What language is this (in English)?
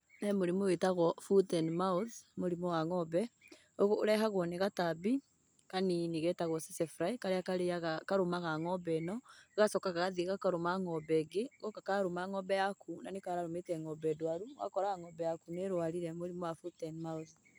Kikuyu